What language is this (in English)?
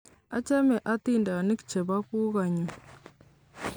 Kalenjin